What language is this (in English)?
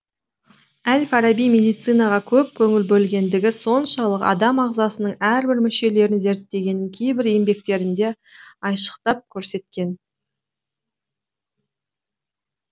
Kazakh